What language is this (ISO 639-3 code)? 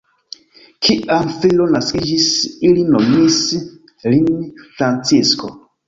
epo